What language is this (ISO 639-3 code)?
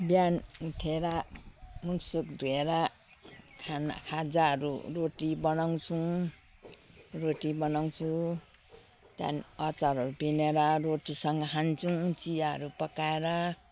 nep